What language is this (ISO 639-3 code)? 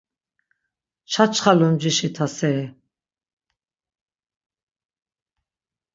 lzz